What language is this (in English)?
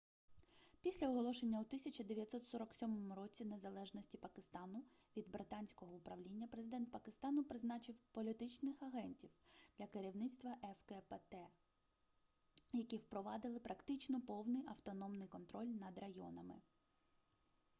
Ukrainian